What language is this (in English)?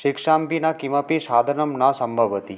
Sanskrit